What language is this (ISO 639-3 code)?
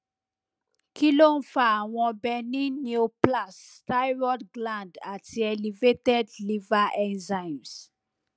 yor